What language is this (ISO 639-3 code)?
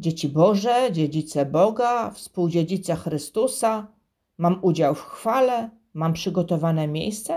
pol